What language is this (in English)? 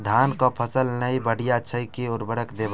Maithili